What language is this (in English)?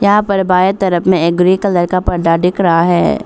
Hindi